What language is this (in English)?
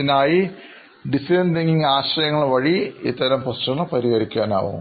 Malayalam